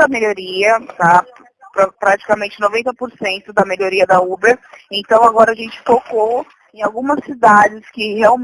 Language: Portuguese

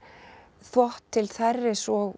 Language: Icelandic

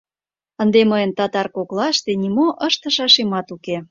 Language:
Mari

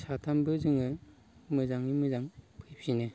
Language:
Bodo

